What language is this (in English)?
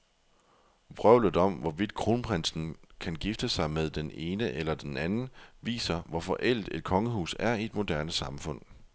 Danish